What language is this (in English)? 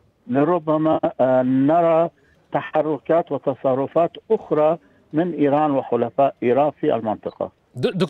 Arabic